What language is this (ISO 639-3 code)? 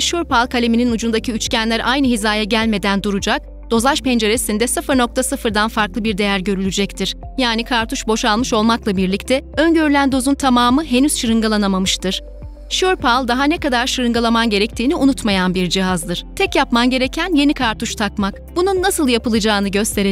tur